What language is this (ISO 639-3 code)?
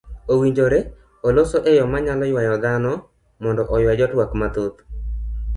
luo